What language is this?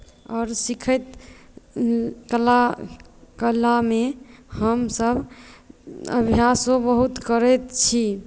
Maithili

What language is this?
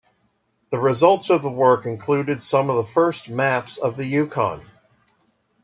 English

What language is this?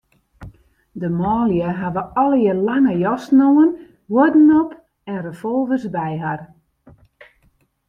Western Frisian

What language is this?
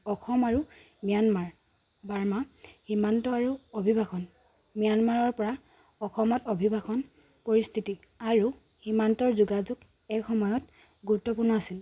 Assamese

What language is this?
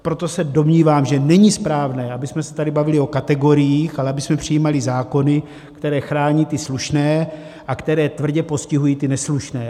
Czech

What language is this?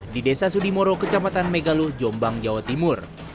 Indonesian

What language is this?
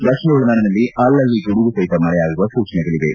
Kannada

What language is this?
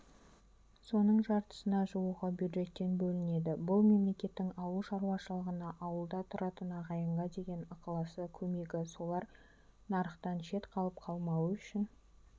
Kazakh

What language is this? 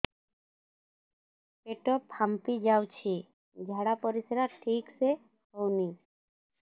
Odia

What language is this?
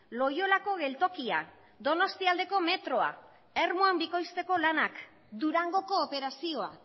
Basque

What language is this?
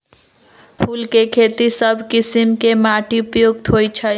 Magahi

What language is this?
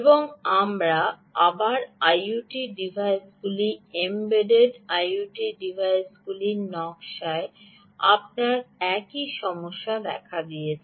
Bangla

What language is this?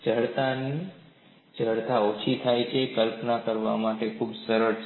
Gujarati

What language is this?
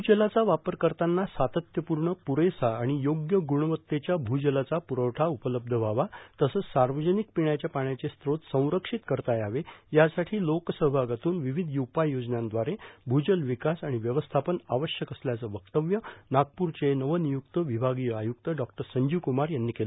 Marathi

